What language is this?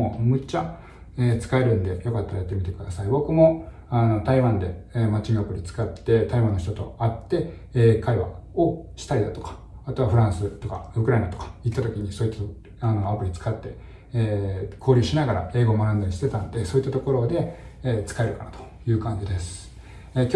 Japanese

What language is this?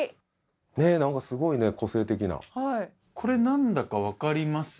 Japanese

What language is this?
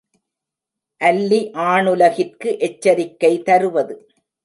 Tamil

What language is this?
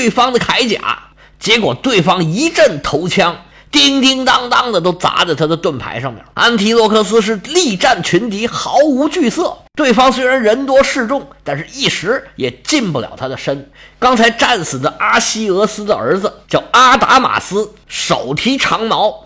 Chinese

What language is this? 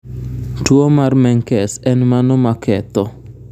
Luo (Kenya and Tanzania)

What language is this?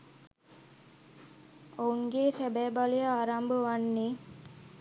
Sinhala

